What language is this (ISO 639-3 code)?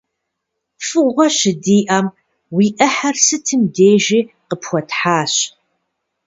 kbd